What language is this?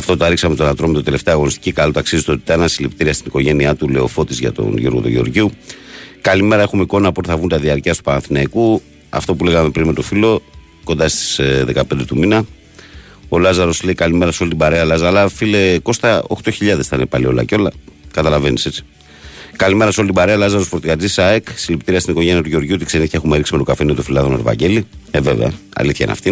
Greek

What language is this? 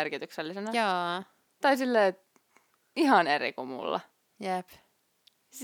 Finnish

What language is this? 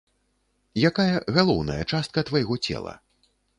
Belarusian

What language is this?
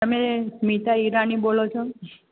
Gujarati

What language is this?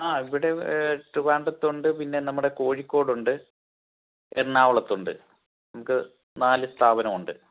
Malayalam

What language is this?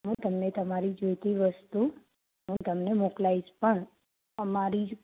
Gujarati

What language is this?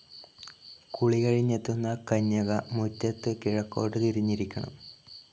Malayalam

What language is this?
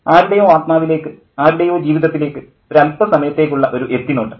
Malayalam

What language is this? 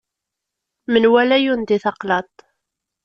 Kabyle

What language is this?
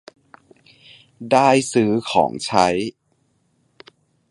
Thai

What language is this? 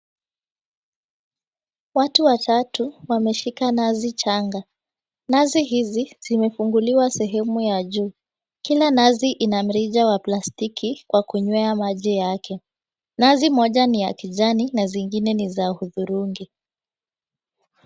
Swahili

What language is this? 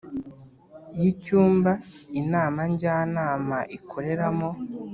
Kinyarwanda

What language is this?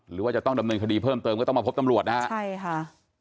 Thai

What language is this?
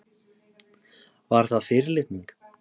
Icelandic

